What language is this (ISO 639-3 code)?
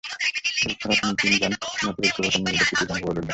ben